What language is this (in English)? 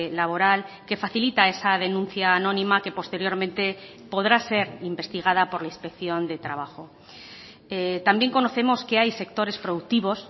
Spanish